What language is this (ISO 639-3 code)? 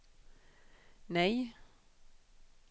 swe